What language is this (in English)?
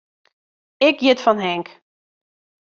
Western Frisian